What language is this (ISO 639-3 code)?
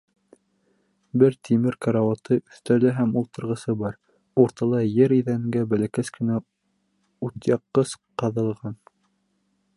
bak